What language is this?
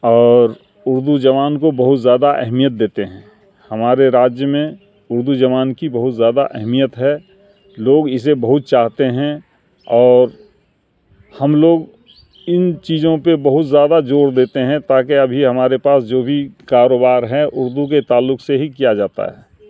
Urdu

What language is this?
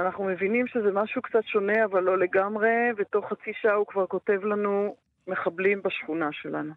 Hebrew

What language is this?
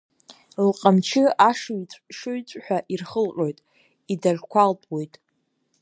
Abkhazian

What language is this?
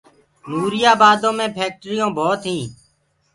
Gurgula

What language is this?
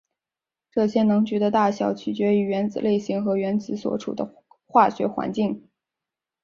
Chinese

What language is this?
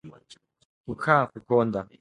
Swahili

